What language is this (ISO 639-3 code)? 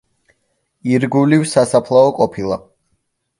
kat